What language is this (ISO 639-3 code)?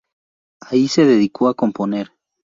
spa